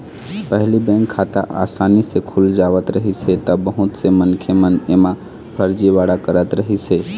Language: Chhattisgarhi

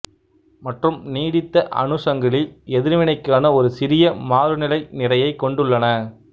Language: Tamil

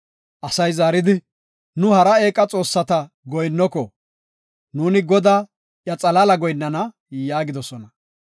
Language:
Gofa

